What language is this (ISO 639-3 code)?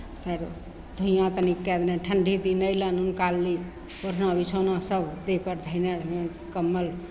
mai